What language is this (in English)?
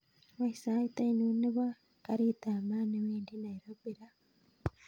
Kalenjin